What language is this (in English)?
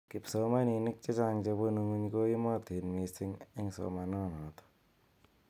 Kalenjin